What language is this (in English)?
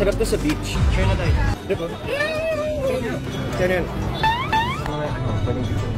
Indonesian